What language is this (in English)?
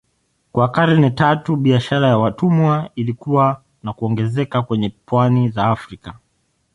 Swahili